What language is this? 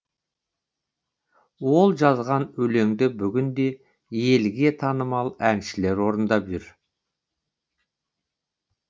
Kazakh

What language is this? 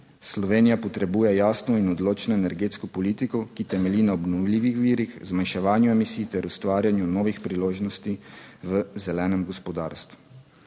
Slovenian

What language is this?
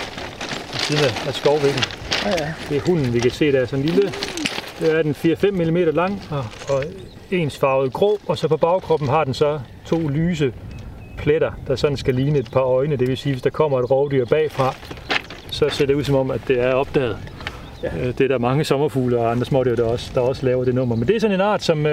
Danish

